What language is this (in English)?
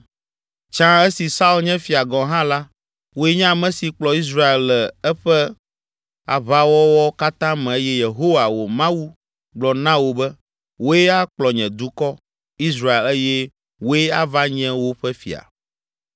Ewe